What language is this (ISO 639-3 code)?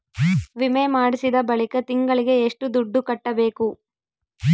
kan